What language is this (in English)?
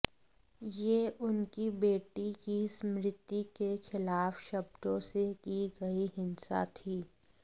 Hindi